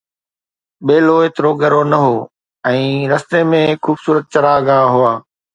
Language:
Sindhi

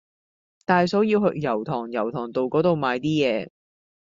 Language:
Cantonese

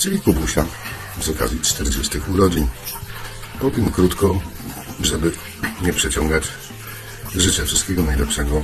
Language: Polish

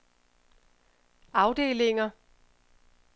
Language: Danish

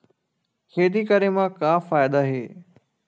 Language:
Chhattisgarhi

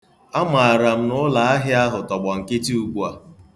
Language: Igbo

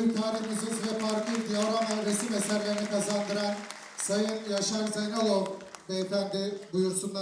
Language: Turkish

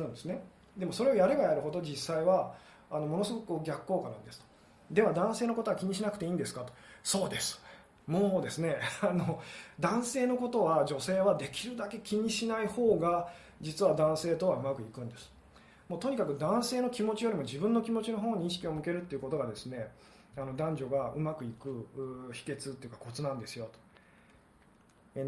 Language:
Japanese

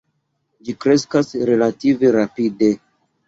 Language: Esperanto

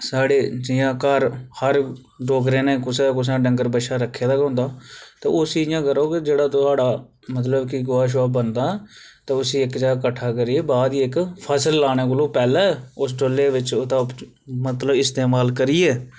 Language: Dogri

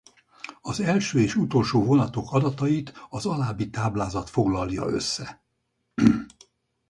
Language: Hungarian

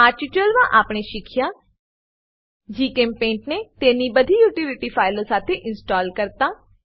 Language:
Gujarati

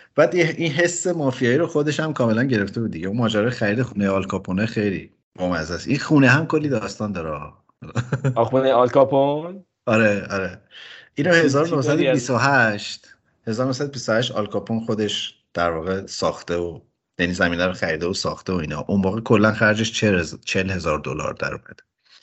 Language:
Persian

